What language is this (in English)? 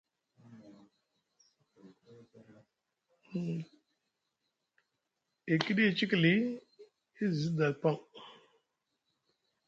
Musgu